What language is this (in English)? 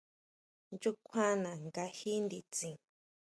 Huautla Mazatec